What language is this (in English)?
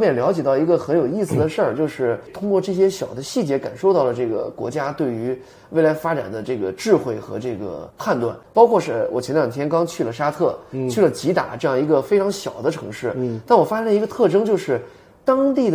Chinese